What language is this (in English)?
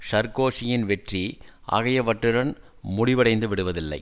Tamil